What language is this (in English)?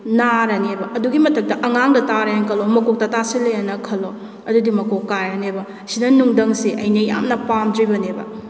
Manipuri